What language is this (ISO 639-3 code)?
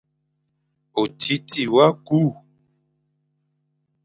fan